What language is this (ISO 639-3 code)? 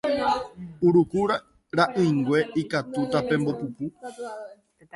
grn